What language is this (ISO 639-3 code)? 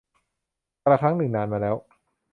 tha